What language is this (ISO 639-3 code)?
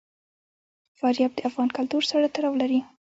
pus